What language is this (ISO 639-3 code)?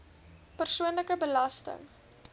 afr